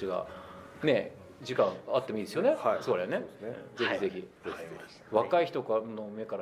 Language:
Japanese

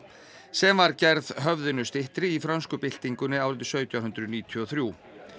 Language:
Icelandic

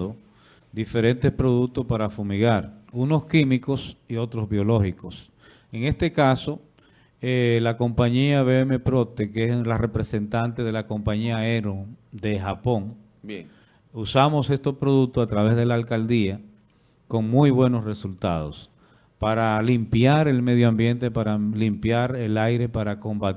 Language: Spanish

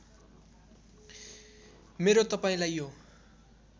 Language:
Nepali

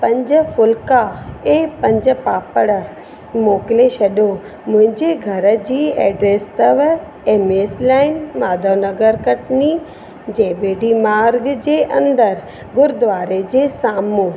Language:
Sindhi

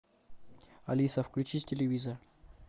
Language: Russian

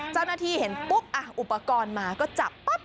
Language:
Thai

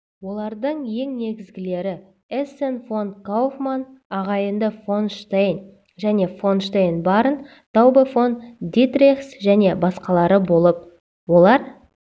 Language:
Kazakh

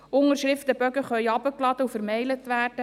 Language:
Swiss German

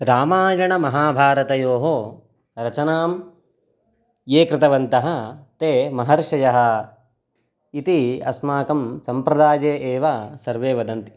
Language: Sanskrit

